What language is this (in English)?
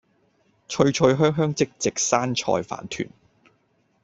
Cantonese